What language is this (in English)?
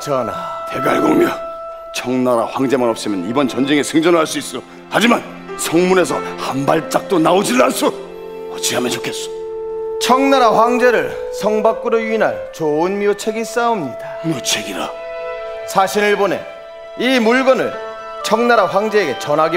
Korean